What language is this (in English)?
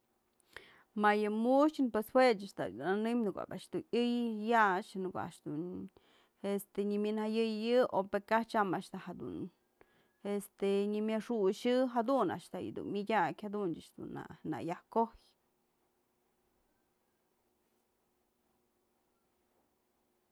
Mazatlán Mixe